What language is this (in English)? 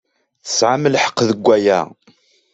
Kabyle